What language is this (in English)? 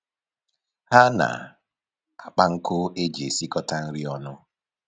Igbo